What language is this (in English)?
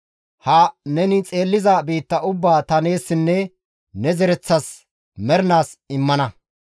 Gamo